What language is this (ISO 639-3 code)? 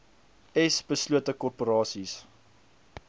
afr